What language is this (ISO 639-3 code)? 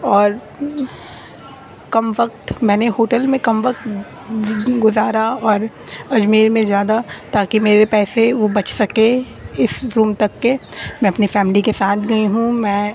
urd